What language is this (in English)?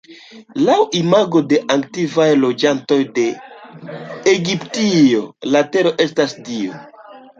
Esperanto